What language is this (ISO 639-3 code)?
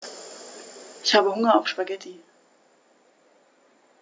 deu